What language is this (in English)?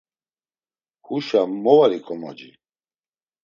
Laz